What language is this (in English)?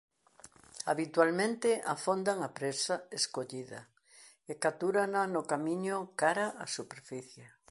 Galician